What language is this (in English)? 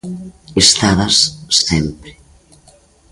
Galician